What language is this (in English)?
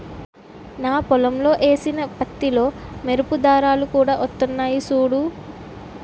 Telugu